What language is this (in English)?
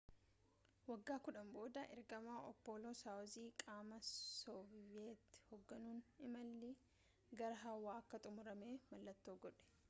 Oromo